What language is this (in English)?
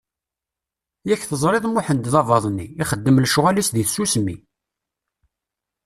Kabyle